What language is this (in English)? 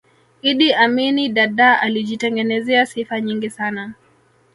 Swahili